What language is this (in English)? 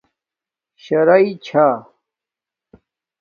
Domaaki